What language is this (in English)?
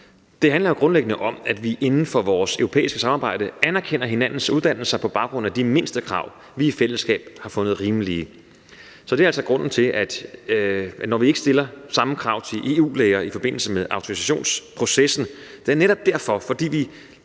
Danish